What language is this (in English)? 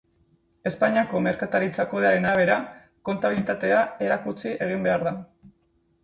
Basque